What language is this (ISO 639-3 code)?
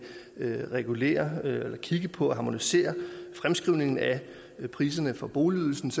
dan